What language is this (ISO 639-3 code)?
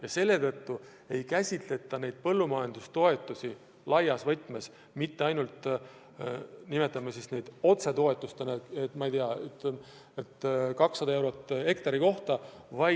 est